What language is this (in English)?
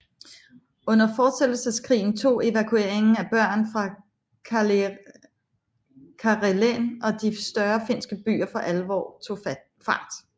Danish